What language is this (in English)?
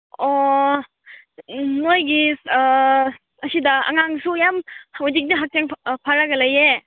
Manipuri